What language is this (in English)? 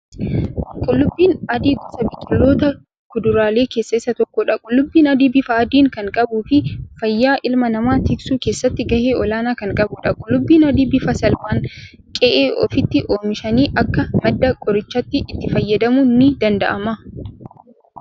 Oromo